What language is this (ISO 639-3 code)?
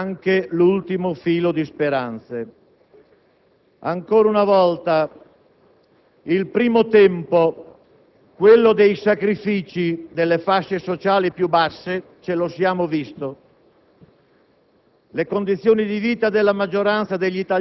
ita